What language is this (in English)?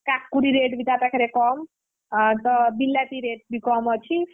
Odia